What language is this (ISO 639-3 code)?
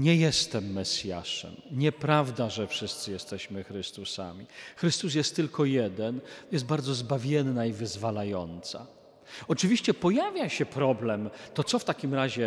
pol